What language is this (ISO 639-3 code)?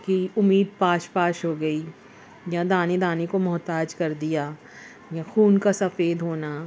urd